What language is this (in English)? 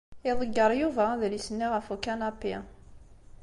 Kabyle